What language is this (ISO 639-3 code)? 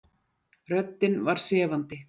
isl